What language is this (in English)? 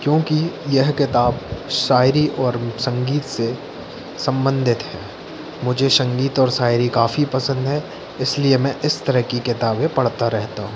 Hindi